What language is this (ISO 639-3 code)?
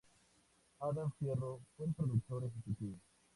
spa